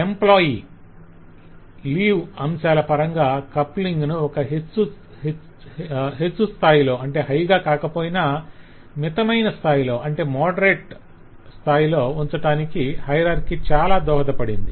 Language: Telugu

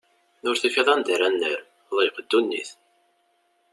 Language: Kabyle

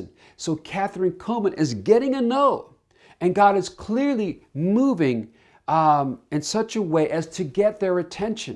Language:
English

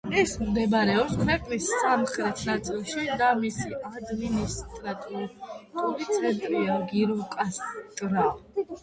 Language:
Georgian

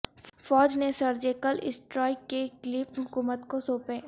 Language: Urdu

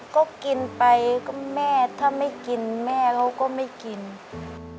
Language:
Thai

